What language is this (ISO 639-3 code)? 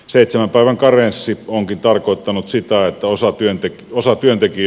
fin